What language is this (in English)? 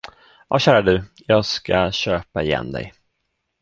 Swedish